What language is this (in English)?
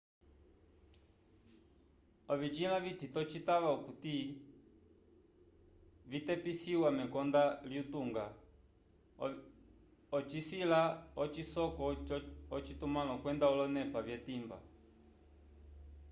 Umbundu